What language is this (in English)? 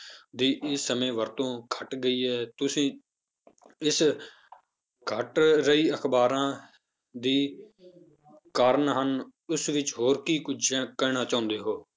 Punjabi